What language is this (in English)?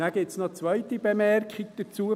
Swiss German